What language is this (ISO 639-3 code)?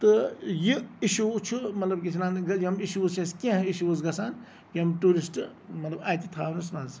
kas